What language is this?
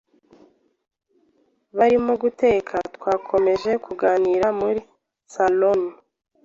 Kinyarwanda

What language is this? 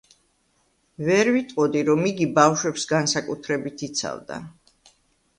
Georgian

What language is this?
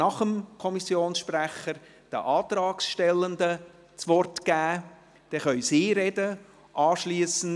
Swiss German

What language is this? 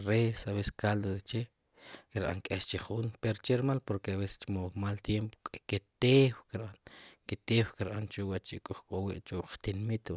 Sipacapense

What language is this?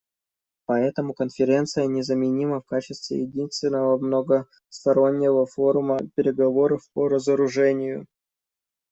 Russian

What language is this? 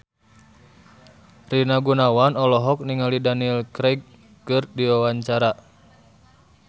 Sundanese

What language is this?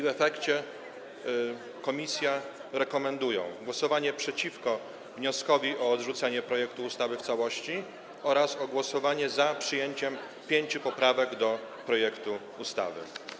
Polish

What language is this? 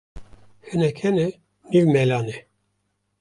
Kurdish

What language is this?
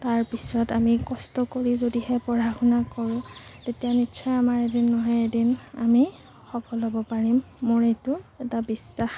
Assamese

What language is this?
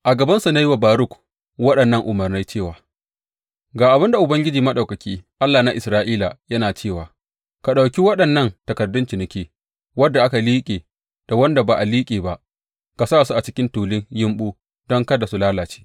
Hausa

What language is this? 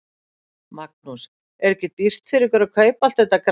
Icelandic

